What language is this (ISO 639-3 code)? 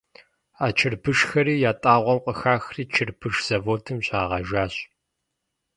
kbd